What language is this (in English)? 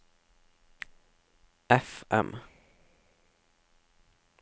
Norwegian